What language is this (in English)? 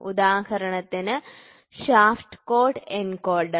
Malayalam